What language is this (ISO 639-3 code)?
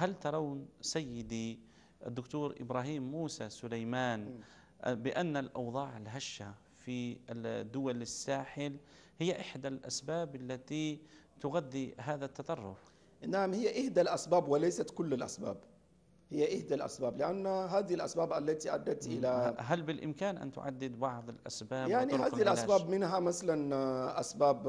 ara